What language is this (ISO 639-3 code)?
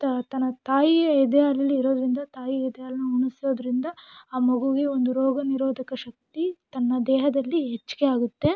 kan